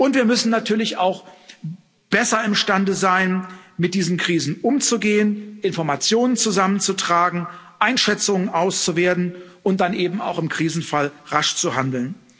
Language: German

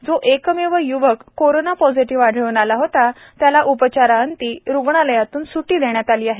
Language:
Marathi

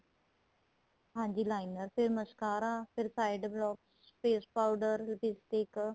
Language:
Punjabi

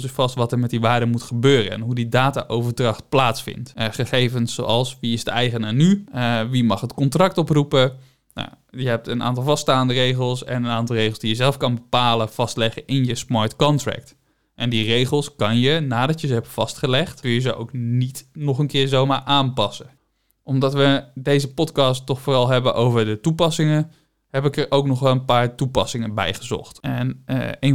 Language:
Dutch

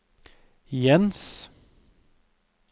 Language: Norwegian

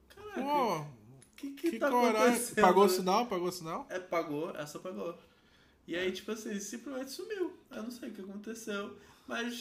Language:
Portuguese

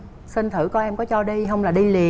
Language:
Vietnamese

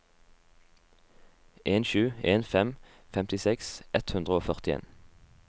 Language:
Norwegian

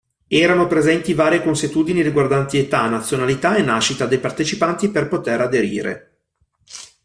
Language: Italian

